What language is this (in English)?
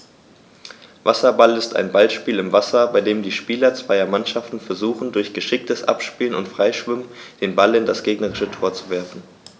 German